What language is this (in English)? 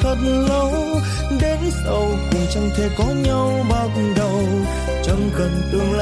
Vietnamese